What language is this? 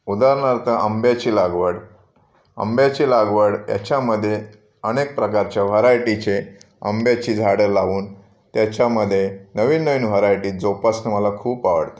Marathi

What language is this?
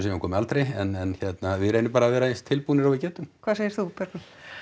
Icelandic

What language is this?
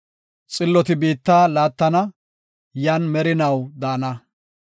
Gofa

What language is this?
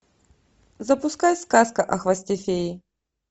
Russian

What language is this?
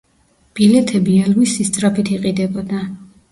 Georgian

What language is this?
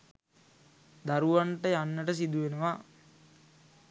Sinhala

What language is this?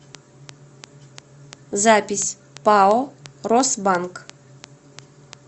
Russian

